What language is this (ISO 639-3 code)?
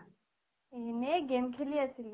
asm